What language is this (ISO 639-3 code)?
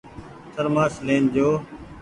gig